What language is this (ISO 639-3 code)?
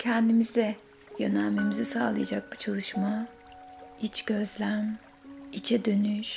tur